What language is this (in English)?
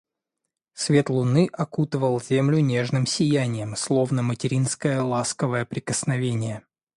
Russian